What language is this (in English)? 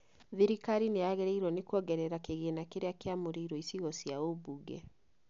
Kikuyu